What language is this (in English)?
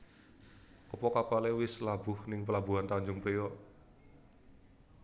Javanese